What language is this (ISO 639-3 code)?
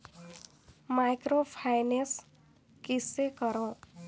hne